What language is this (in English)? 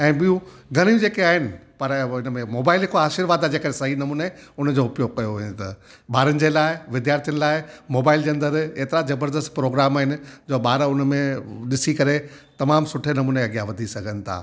Sindhi